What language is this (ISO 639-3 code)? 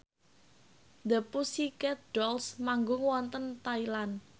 jav